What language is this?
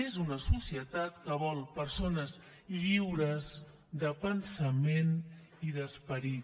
Catalan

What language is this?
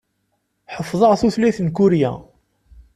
Kabyle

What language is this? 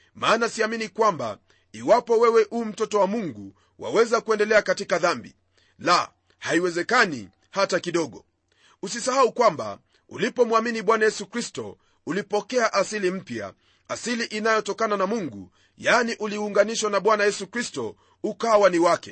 Swahili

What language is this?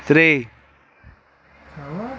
Kashmiri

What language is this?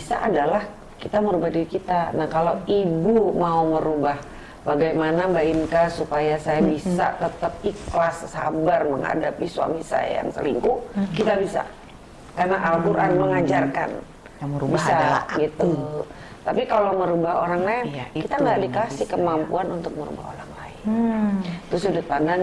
Indonesian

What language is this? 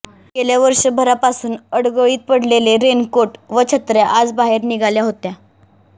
Marathi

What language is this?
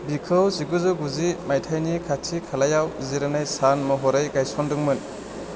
Bodo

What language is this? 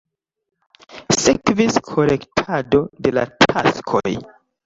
Esperanto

